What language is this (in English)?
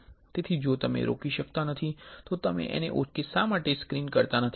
Gujarati